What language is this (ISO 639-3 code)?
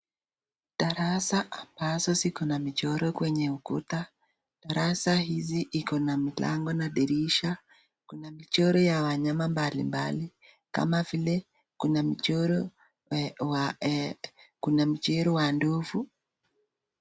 swa